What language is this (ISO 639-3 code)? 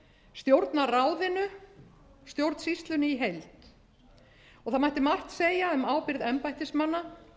isl